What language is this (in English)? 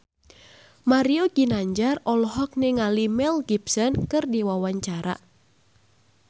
Sundanese